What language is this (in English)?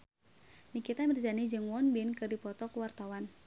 Sundanese